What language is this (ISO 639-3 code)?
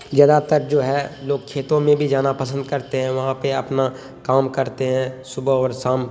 urd